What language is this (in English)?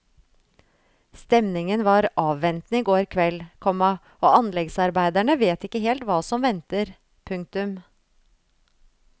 Norwegian